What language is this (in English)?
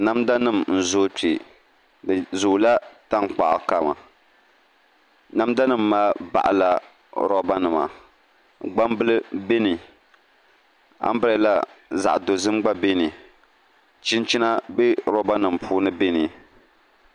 Dagbani